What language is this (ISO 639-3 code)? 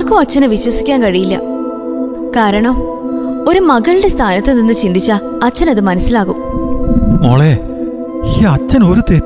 mal